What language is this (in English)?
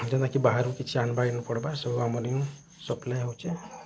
Odia